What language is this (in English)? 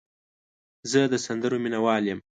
Pashto